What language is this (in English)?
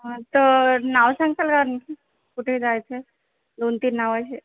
Marathi